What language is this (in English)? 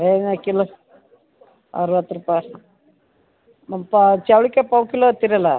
Kannada